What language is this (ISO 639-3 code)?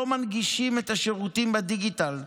heb